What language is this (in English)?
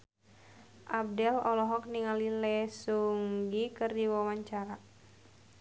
Sundanese